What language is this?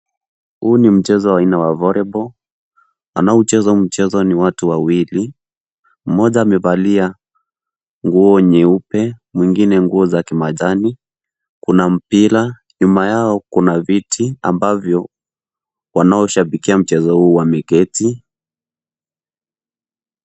Swahili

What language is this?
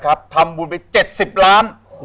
Thai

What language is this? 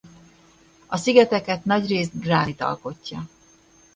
Hungarian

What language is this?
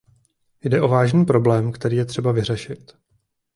Czech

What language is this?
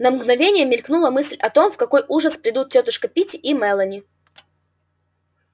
Russian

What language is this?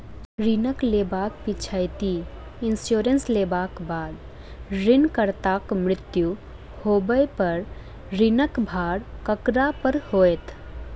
Maithili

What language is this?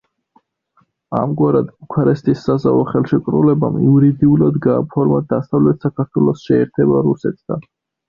Georgian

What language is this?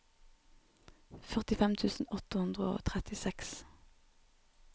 Norwegian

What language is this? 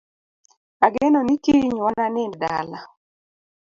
Luo (Kenya and Tanzania)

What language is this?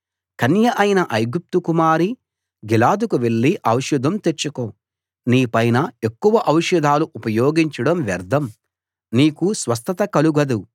Telugu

